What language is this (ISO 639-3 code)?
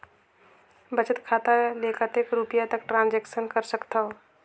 hne